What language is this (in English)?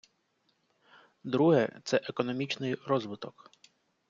Ukrainian